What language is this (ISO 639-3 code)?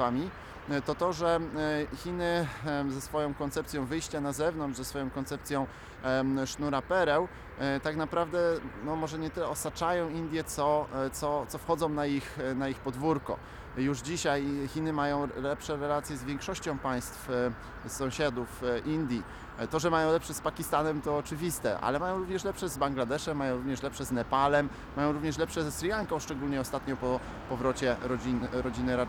pol